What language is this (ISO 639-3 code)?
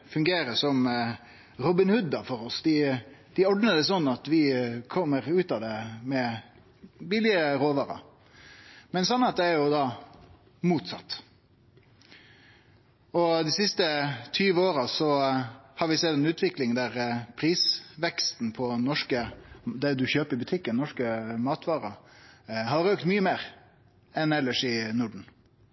nno